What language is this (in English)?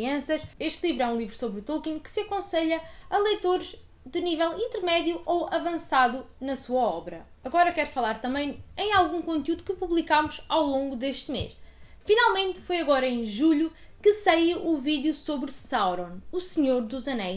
Portuguese